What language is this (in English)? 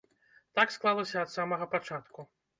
Belarusian